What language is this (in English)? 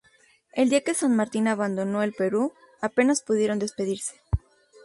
Spanish